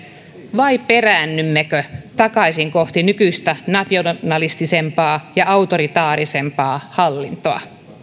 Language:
Finnish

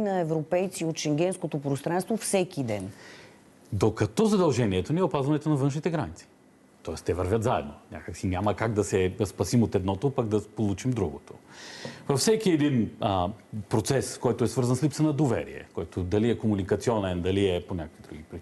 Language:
Bulgarian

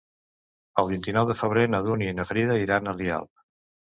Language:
Catalan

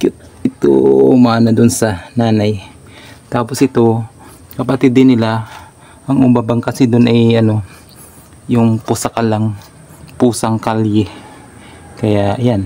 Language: Filipino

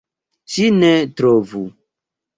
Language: Esperanto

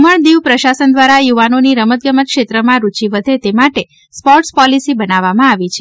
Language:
Gujarati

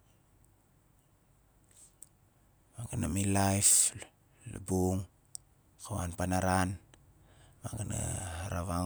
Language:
Nalik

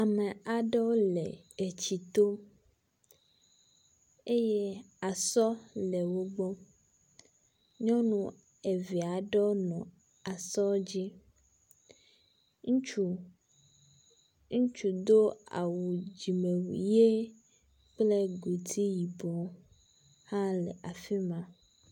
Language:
Ewe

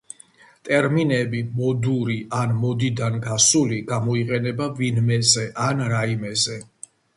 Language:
Georgian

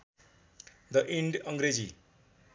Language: Nepali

